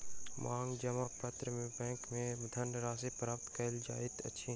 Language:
Maithili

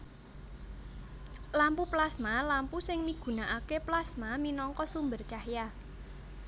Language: Javanese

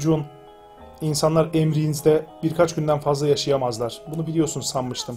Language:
Turkish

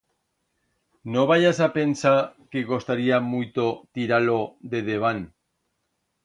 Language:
Aragonese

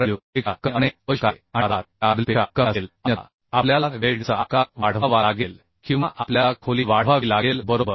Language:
Marathi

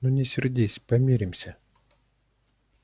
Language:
Russian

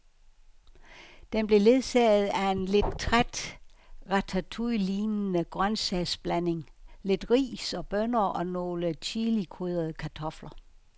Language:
Danish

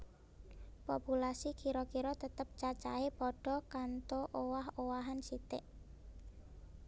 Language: Javanese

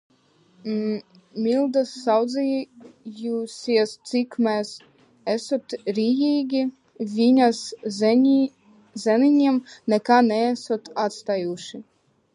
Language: Latvian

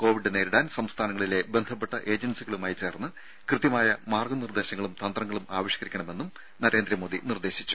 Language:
Malayalam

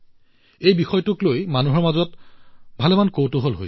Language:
Assamese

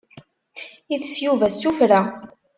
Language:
Kabyle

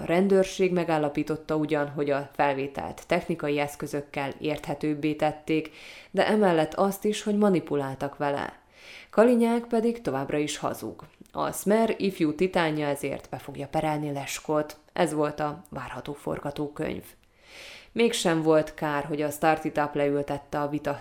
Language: Hungarian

